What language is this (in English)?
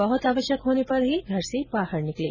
Hindi